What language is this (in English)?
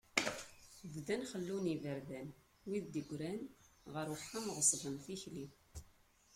Kabyle